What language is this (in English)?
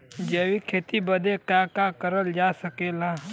Bhojpuri